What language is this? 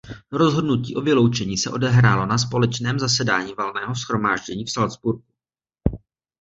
Czech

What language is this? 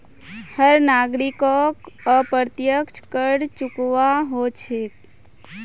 Magahi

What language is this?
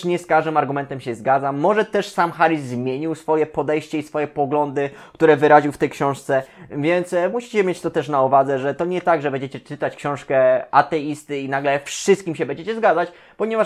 Polish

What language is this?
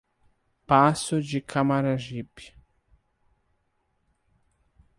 Portuguese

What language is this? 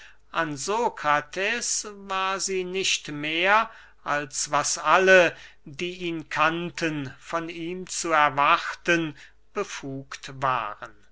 German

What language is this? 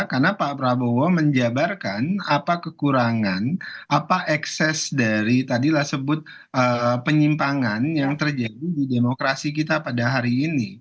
Indonesian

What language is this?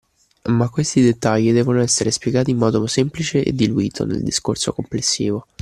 Italian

